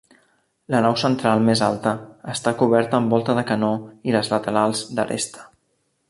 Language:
Catalan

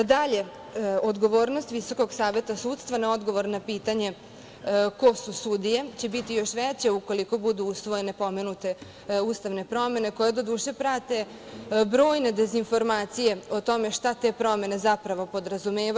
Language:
Serbian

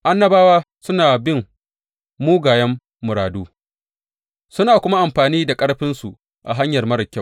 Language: Hausa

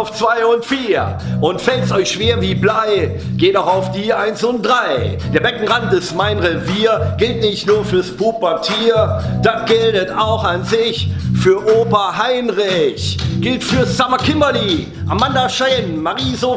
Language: German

